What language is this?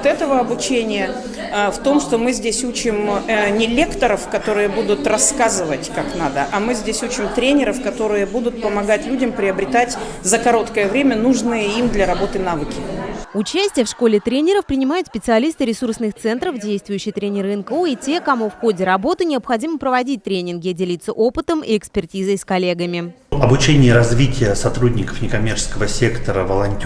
Russian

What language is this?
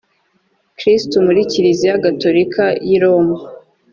Kinyarwanda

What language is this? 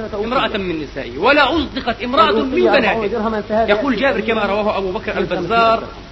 Arabic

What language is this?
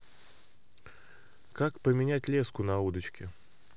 Russian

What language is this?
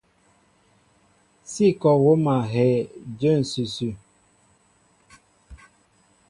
Mbo (Cameroon)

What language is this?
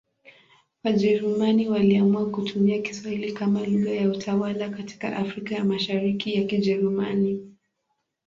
Swahili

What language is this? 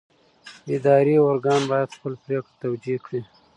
Pashto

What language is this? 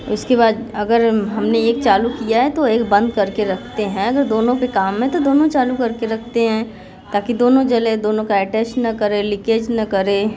Hindi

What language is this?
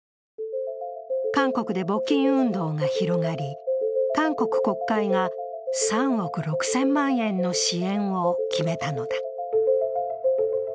Japanese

